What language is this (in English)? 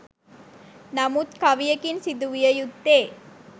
Sinhala